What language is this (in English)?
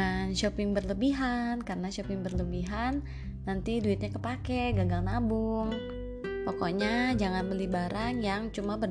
Indonesian